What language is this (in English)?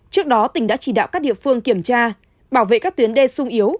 Vietnamese